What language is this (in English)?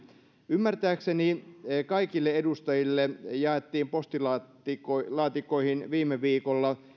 Finnish